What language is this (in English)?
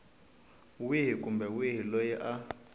Tsonga